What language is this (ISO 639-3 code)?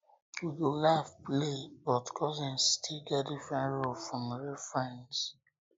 pcm